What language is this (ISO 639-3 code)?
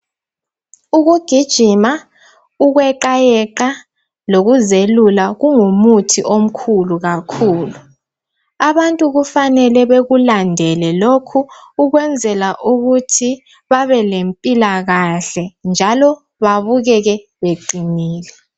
nde